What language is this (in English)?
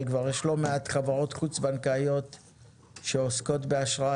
Hebrew